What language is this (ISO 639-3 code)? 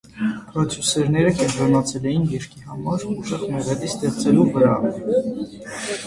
hye